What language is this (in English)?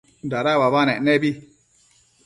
Matsés